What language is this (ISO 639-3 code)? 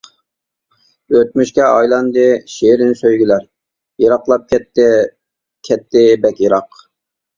uig